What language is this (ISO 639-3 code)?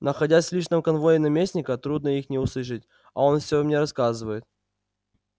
rus